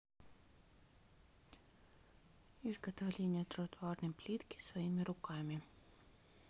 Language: Russian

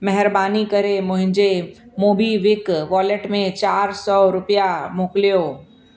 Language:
Sindhi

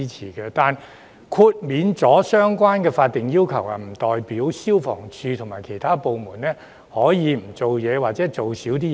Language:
Cantonese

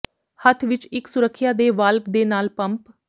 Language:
Punjabi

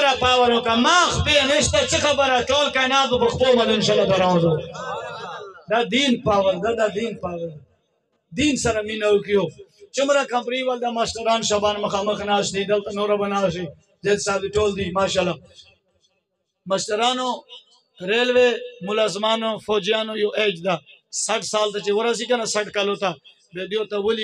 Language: Arabic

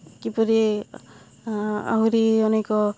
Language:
Odia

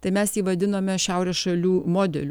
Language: Lithuanian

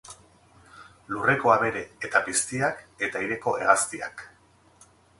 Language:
Basque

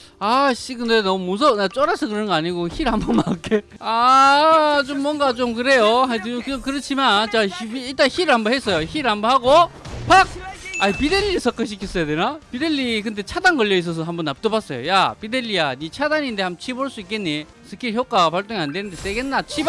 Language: Korean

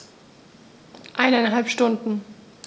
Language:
German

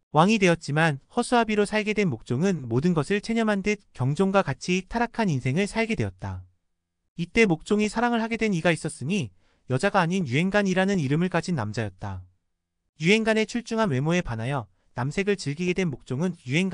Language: Korean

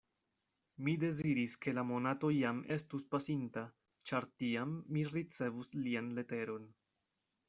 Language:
Esperanto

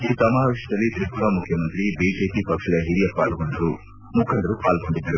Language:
Kannada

